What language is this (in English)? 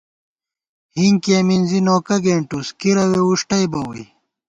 Gawar-Bati